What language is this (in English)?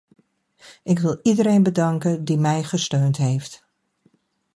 Dutch